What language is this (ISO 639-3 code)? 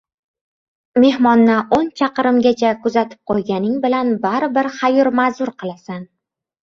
uzb